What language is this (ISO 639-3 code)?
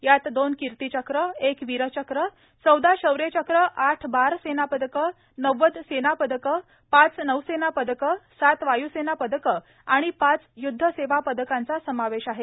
mar